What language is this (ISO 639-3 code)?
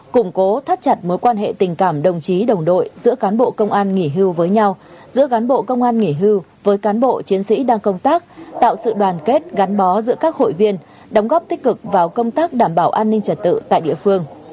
vie